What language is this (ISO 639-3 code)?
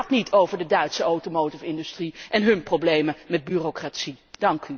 nld